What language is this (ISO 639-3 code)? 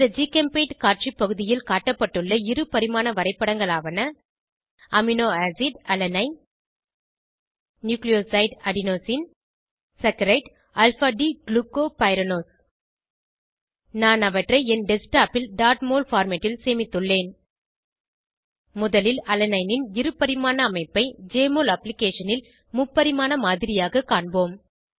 tam